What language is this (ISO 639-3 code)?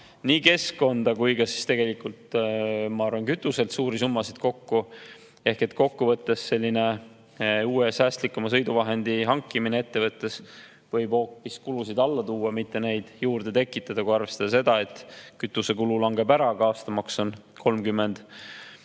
est